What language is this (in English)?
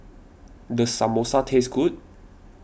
English